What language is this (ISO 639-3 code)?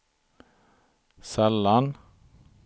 swe